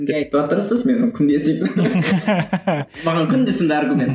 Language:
Kazakh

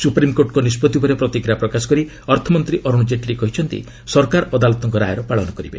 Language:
Odia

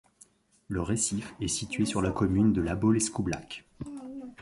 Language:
French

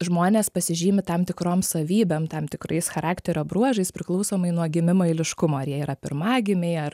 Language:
Lithuanian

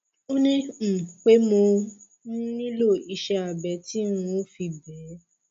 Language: Yoruba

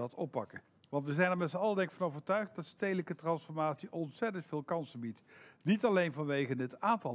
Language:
Dutch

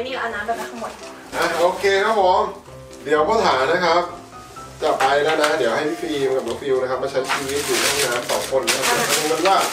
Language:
Thai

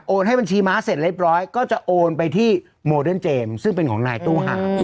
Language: Thai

